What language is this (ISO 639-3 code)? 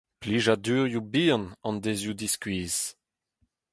bre